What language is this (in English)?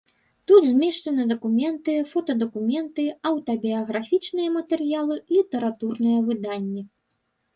Belarusian